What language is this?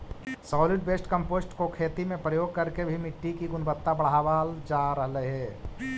Magahi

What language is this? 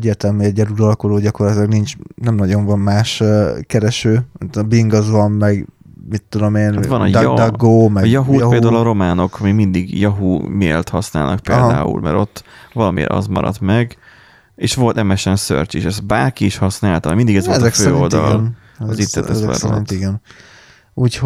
Hungarian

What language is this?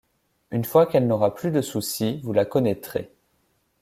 French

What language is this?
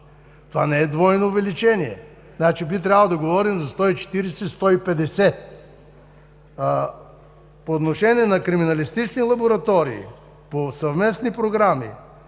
Bulgarian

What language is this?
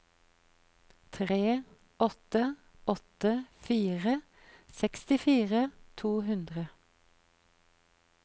Norwegian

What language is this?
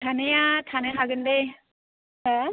Bodo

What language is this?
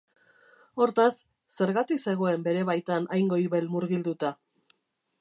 Basque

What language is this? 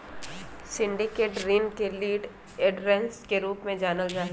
Magahi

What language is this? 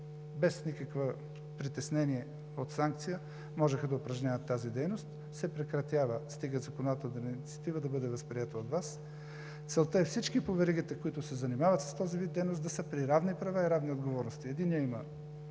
Bulgarian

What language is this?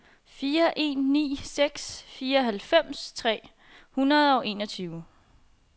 Danish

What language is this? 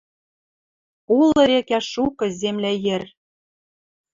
Western Mari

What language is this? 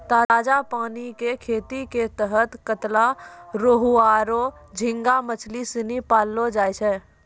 Maithili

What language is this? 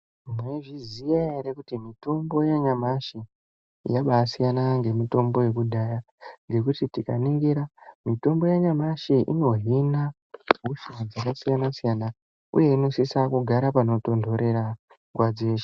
Ndau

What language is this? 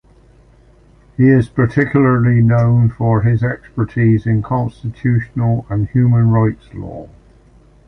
English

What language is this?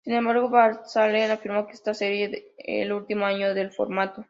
Spanish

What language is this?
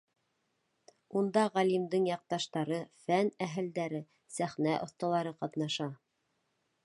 Bashkir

